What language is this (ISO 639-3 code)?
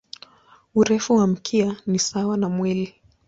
swa